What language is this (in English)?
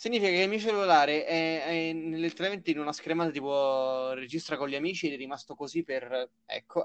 Italian